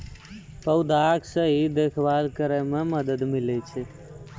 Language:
Maithili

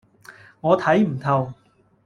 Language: Cantonese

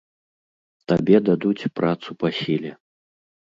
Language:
Belarusian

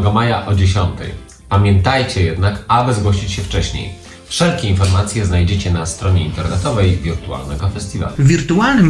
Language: Polish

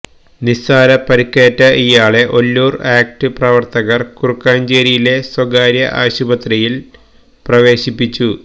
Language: Malayalam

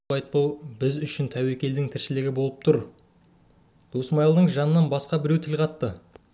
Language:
Kazakh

